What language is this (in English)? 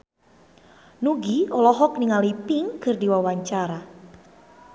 Sundanese